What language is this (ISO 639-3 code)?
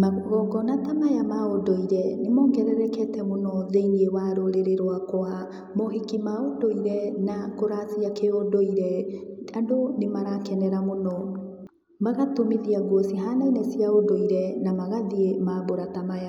kik